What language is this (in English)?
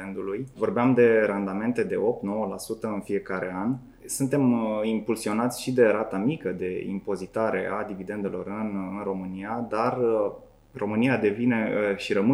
Romanian